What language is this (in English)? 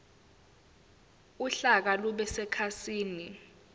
Zulu